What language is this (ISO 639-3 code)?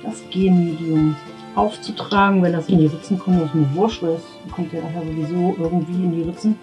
deu